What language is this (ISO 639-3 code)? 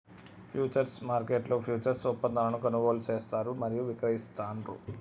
tel